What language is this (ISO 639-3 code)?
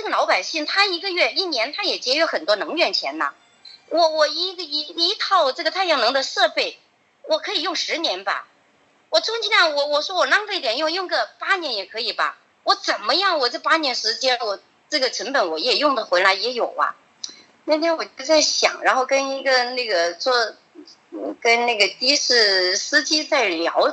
zho